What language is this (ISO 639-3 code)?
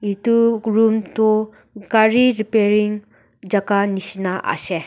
nag